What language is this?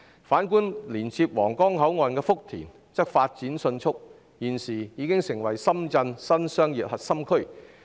Cantonese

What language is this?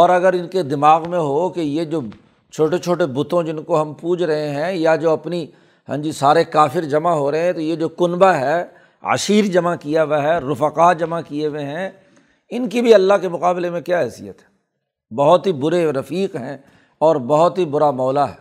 Urdu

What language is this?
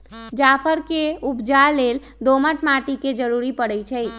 Magahi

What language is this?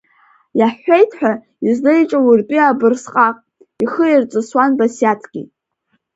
Abkhazian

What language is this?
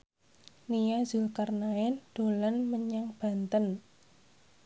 Javanese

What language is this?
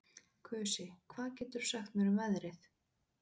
Icelandic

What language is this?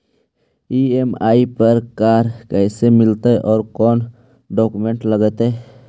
Magahi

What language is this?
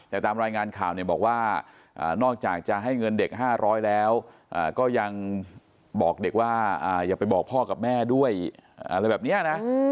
Thai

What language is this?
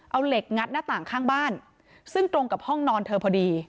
Thai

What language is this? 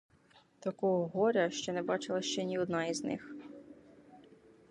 Ukrainian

